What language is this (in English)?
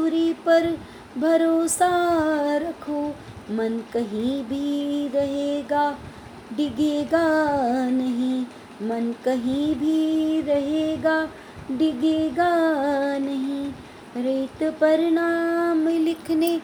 Hindi